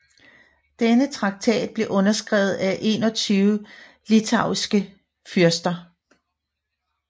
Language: Danish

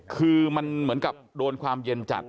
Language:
Thai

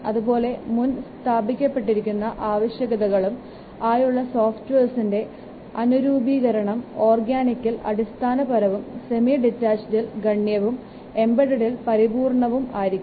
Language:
Malayalam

